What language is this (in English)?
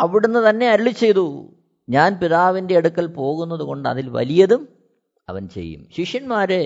Malayalam